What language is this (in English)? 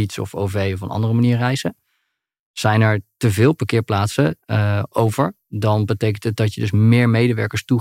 Dutch